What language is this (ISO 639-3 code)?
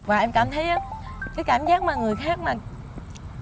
vie